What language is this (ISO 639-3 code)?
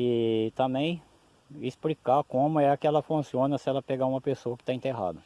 por